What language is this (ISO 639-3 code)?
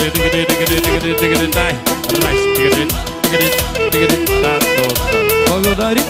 bul